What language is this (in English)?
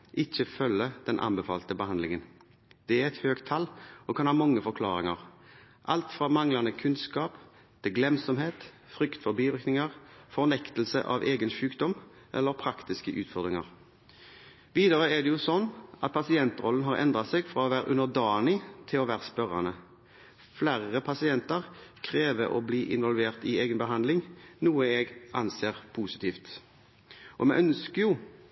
Norwegian Bokmål